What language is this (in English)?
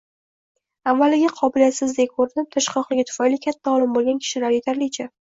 Uzbek